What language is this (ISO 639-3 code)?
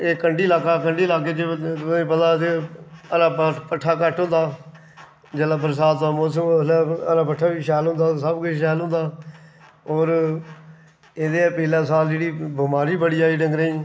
doi